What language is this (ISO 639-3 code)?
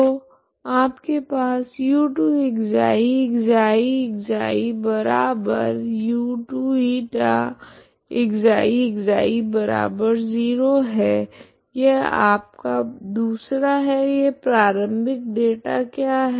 hin